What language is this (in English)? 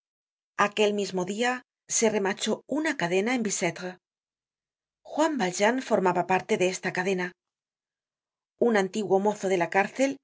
Spanish